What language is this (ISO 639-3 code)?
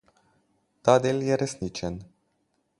slv